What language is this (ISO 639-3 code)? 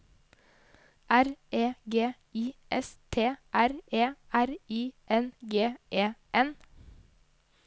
nor